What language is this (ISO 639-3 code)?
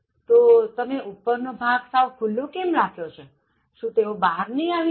guj